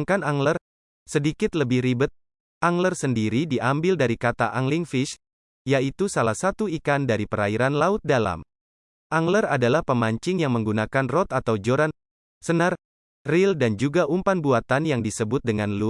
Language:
Indonesian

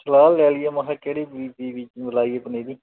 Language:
Punjabi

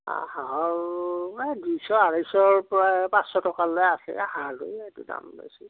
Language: Assamese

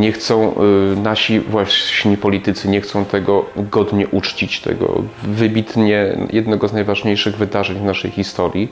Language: Polish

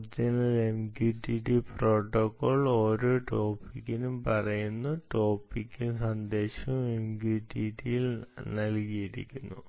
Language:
Malayalam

